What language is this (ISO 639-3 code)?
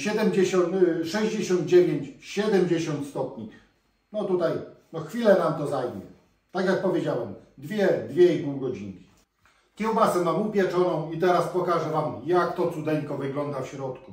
pol